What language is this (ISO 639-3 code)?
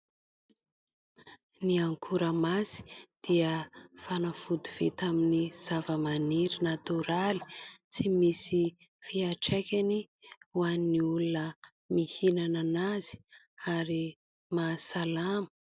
mlg